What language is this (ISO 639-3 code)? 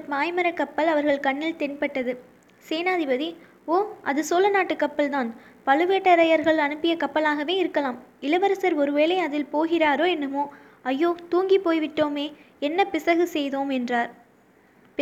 tam